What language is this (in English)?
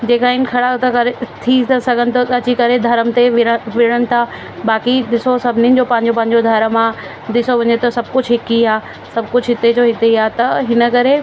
Sindhi